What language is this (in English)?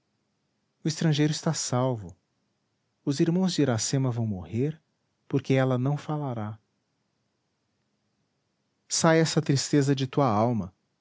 Portuguese